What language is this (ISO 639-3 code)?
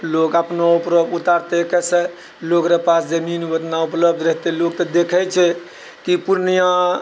mai